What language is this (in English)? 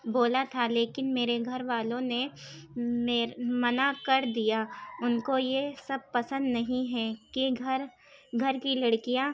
Urdu